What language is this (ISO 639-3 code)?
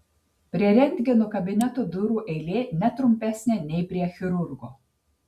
lit